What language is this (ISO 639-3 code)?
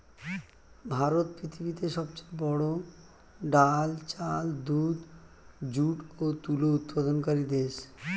ben